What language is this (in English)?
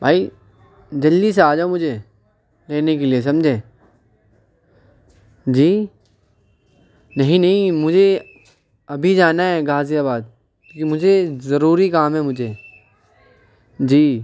Urdu